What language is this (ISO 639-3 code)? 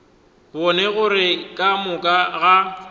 nso